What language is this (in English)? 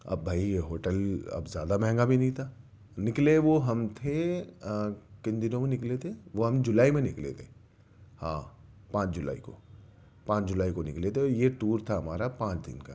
Urdu